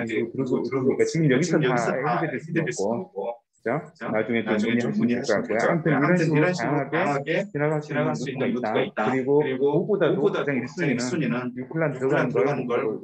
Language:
Korean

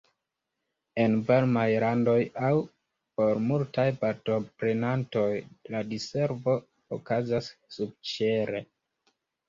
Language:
Esperanto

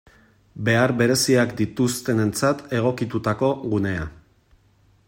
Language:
Basque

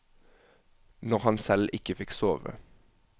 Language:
Norwegian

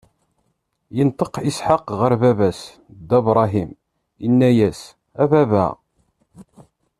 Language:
Kabyle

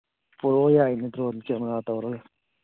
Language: Manipuri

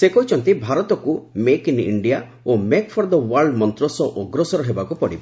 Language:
Odia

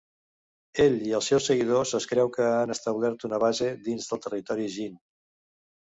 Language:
Catalan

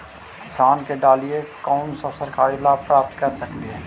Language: Magahi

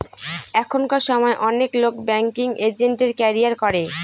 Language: Bangla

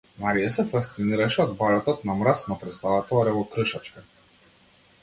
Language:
Macedonian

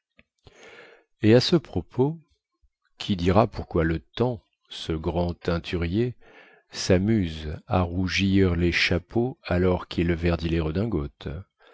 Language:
French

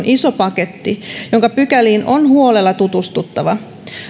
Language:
Finnish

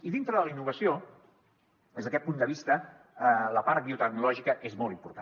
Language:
Catalan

